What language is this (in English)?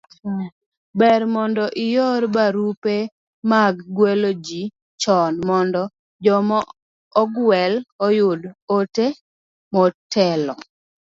Luo (Kenya and Tanzania)